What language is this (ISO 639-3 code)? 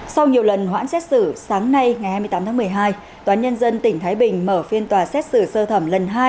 vie